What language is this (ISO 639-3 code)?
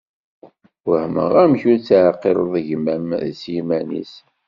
kab